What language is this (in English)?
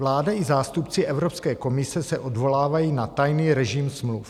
Czech